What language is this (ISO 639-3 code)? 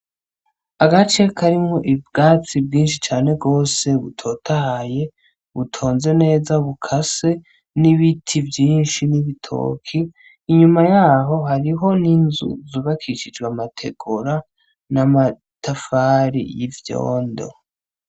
run